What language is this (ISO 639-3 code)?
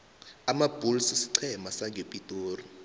nbl